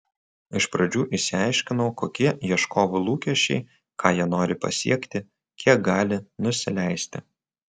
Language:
Lithuanian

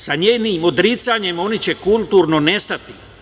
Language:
Serbian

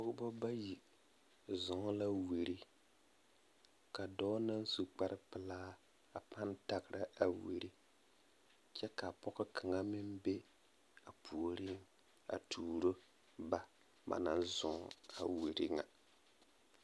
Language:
Southern Dagaare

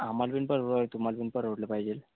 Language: Marathi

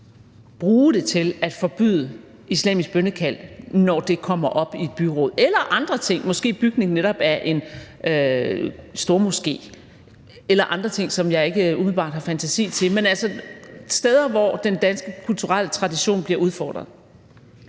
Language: Danish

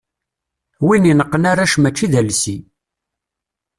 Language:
Kabyle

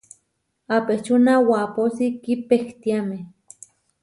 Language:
Huarijio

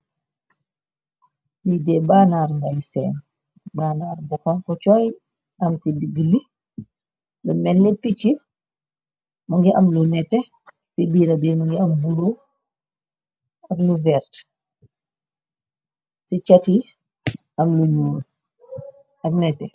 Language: Wolof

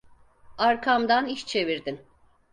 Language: Turkish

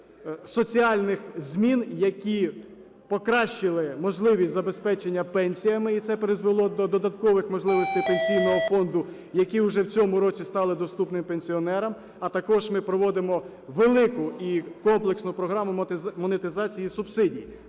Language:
Ukrainian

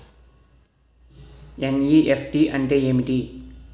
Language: Telugu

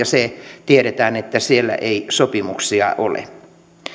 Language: Finnish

